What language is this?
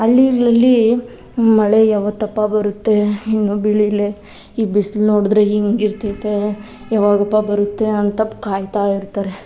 Kannada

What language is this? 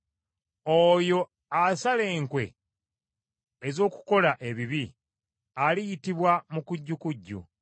Ganda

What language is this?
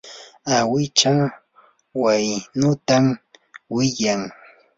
Yanahuanca Pasco Quechua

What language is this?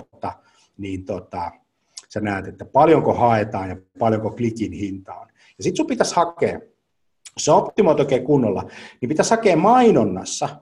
Finnish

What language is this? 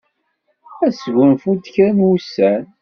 Kabyle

